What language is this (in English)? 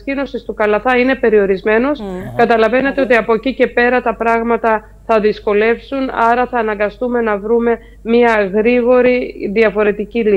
Greek